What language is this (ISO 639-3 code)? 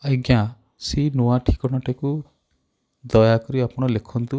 ori